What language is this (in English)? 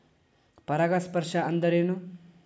Kannada